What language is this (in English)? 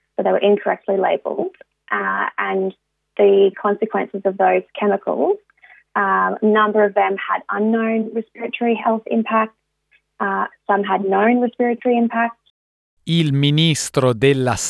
Italian